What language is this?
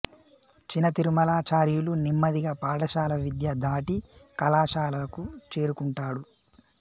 Telugu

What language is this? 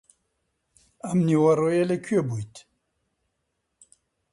Central Kurdish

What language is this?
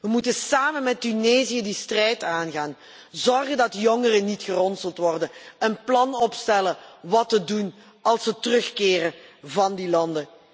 Dutch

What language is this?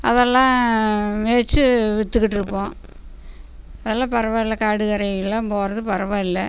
Tamil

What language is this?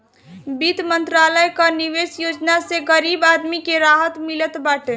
Bhojpuri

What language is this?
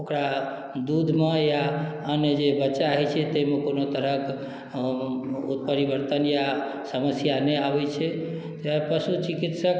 Maithili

